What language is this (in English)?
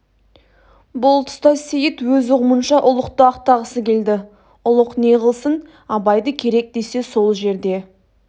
Kazakh